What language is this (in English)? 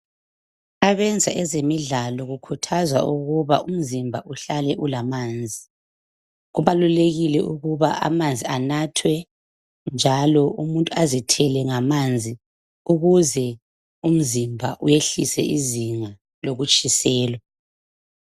North Ndebele